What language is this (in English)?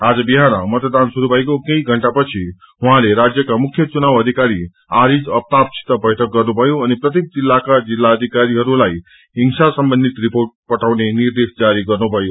Nepali